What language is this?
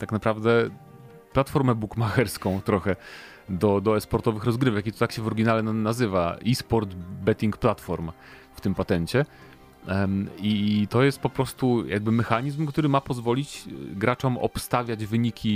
Polish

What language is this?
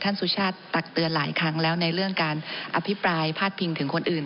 Thai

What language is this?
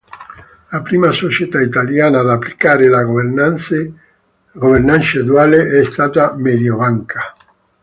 Italian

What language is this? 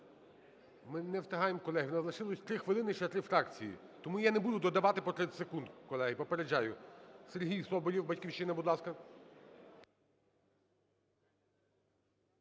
Ukrainian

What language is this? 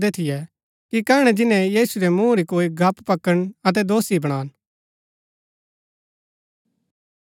Gaddi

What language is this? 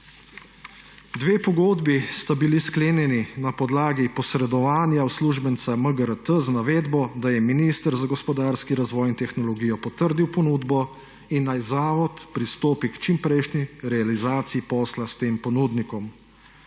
Slovenian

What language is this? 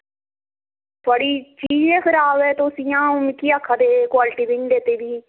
Dogri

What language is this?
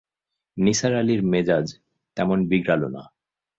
Bangla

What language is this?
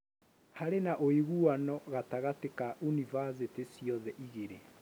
Kikuyu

